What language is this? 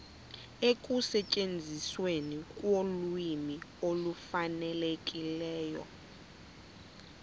Xhosa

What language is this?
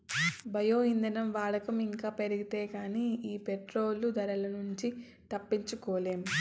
Telugu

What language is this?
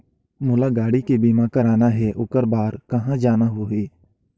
Chhattisgarhi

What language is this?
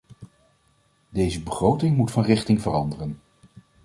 Dutch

